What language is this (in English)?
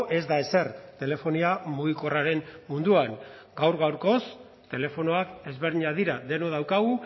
Basque